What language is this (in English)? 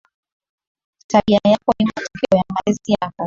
Swahili